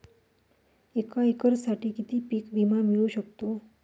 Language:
Marathi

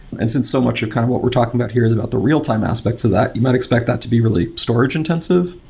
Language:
English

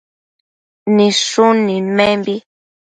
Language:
Matsés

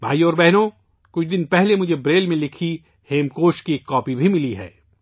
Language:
Urdu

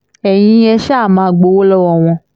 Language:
Yoruba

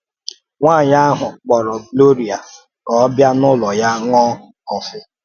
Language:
Igbo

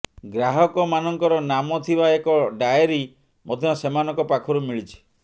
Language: Odia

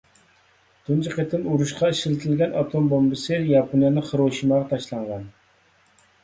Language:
Uyghur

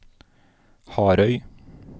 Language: Norwegian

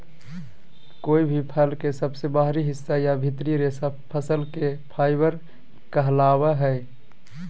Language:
Magahi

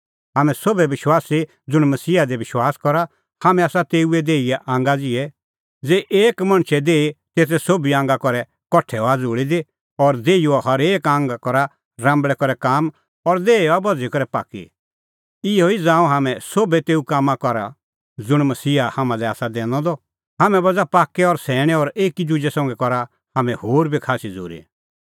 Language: Kullu Pahari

